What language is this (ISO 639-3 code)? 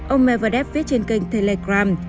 vie